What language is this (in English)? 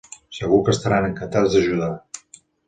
Catalan